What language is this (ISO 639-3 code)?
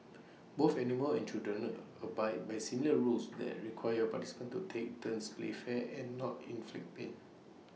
eng